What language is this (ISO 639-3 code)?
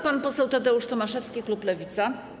pol